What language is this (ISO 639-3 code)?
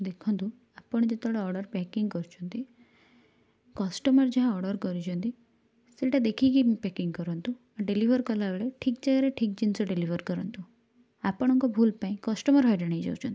ori